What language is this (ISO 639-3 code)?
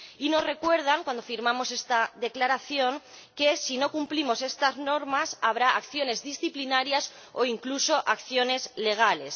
spa